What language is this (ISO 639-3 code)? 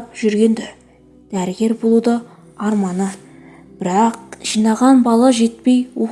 tur